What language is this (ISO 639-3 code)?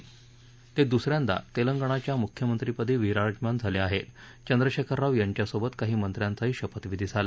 mar